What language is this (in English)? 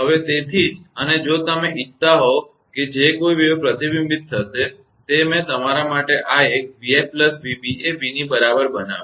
Gujarati